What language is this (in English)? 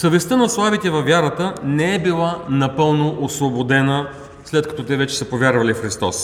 Bulgarian